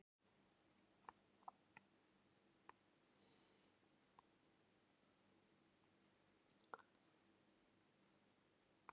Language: Icelandic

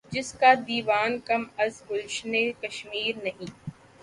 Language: Urdu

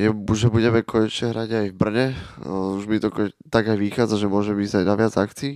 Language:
Slovak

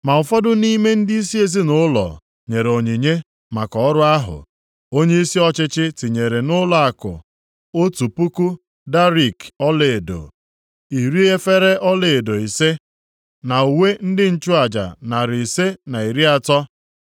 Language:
Igbo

